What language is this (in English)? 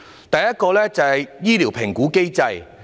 Cantonese